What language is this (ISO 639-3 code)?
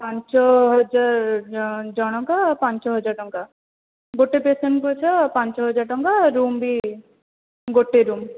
ori